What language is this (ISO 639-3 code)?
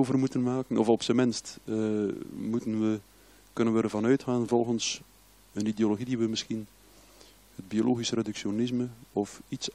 nld